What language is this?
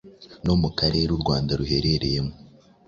Kinyarwanda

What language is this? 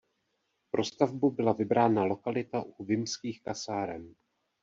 Czech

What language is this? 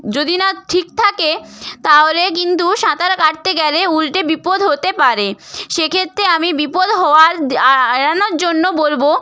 Bangla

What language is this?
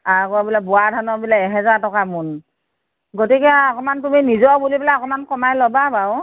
Assamese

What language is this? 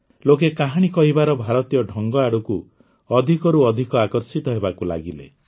Odia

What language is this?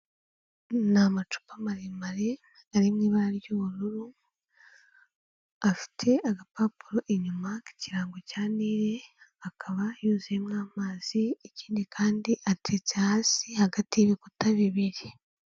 Kinyarwanda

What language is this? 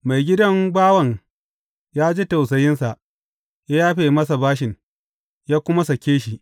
Hausa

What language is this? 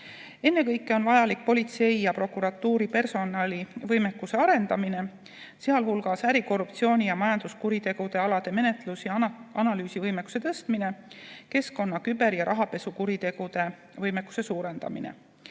Estonian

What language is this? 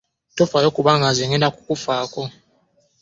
Ganda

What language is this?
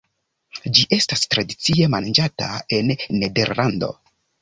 Esperanto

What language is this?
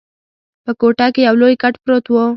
Pashto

